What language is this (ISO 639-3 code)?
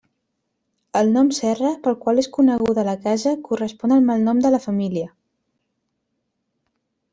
cat